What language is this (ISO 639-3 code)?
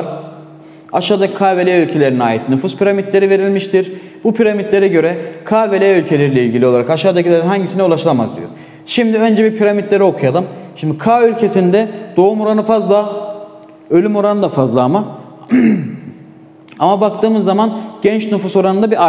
tur